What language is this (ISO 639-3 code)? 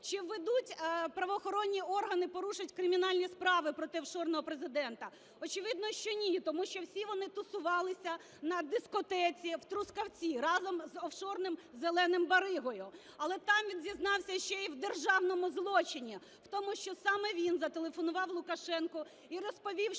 ukr